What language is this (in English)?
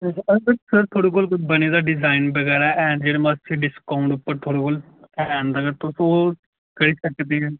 Dogri